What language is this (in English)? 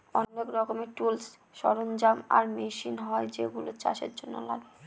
Bangla